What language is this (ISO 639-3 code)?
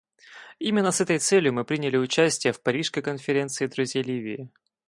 rus